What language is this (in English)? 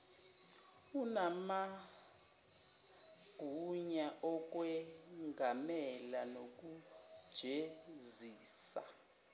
Zulu